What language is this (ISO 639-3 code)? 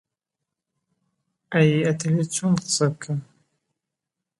ckb